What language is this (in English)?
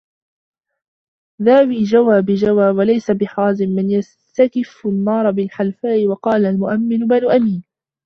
Arabic